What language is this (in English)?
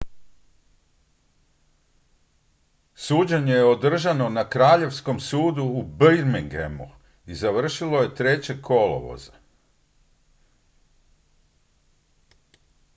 Croatian